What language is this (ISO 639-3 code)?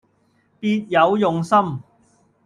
yue